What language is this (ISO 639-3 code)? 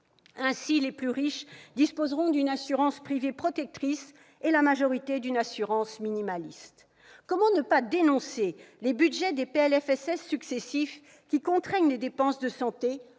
fra